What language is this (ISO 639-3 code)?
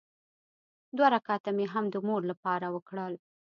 pus